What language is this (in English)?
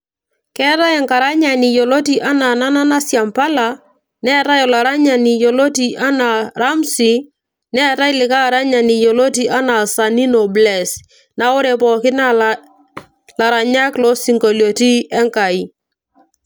Masai